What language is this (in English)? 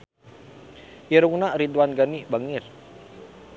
Sundanese